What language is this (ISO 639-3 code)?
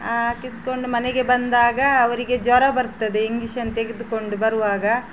kan